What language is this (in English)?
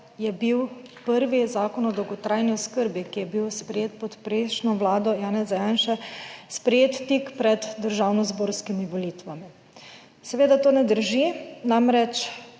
Slovenian